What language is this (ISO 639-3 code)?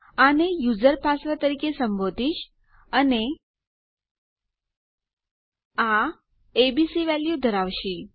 guj